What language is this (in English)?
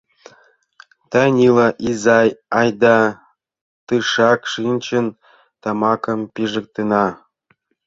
Mari